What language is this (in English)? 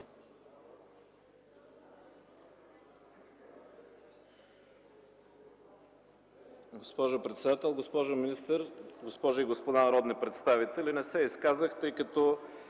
Bulgarian